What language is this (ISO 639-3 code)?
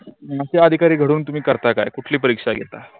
mar